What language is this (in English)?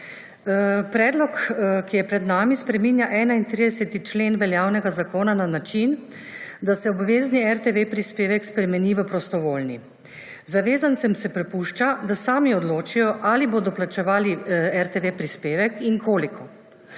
Slovenian